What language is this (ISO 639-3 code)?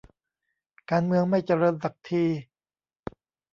tha